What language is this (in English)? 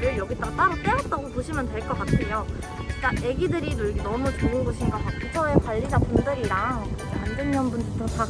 Korean